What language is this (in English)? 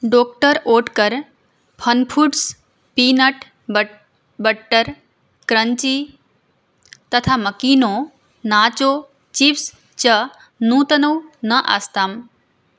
Sanskrit